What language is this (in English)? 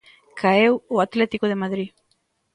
Galician